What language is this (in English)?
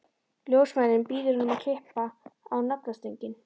Icelandic